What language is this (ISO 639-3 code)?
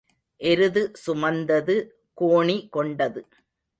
tam